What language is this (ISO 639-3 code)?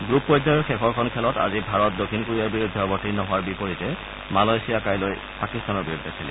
asm